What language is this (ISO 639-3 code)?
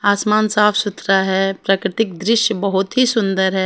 hin